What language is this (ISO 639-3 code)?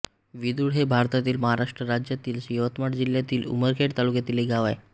mar